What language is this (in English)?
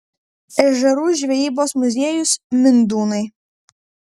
Lithuanian